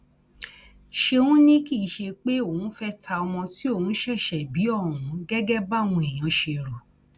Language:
Yoruba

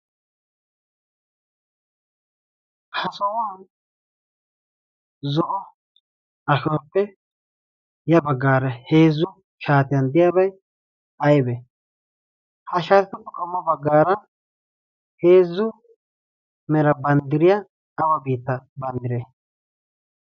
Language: Wolaytta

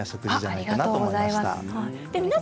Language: Japanese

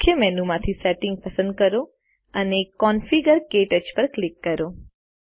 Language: Gujarati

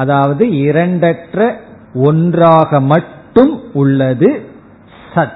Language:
Tamil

